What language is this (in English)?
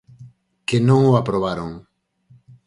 Galician